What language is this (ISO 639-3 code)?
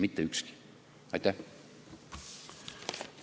est